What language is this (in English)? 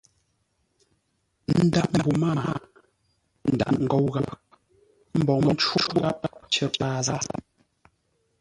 Ngombale